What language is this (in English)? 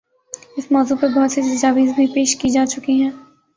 Urdu